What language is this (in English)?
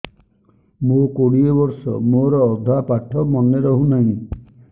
Odia